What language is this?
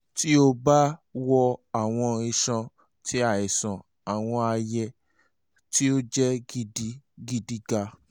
Yoruba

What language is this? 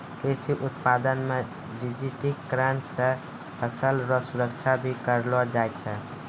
Maithili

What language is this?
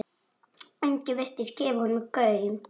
Icelandic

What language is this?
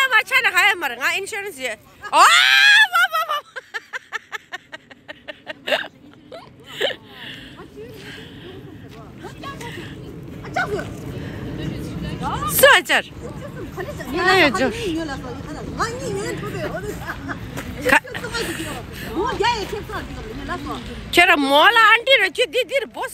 Turkish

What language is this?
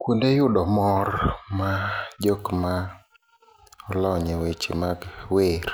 Luo (Kenya and Tanzania)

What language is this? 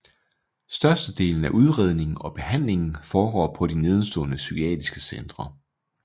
Danish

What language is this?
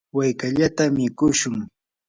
Yanahuanca Pasco Quechua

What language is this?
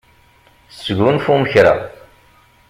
Kabyle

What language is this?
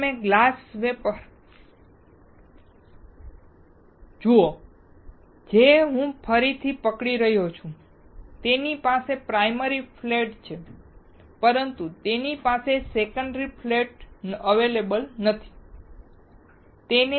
Gujarati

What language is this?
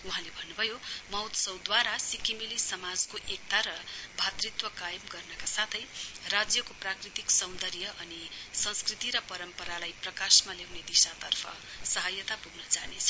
Nepali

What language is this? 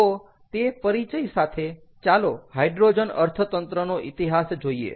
Gujarati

